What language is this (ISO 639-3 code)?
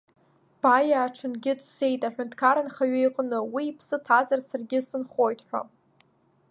abk